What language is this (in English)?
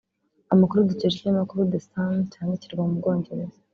Kinyarwanda